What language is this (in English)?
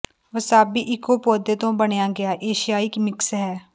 Punjabi